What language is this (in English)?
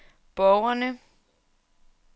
Danish